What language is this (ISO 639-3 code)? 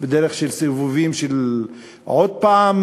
heb